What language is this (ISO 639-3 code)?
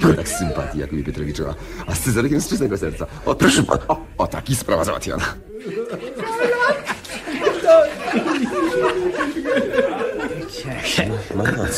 pol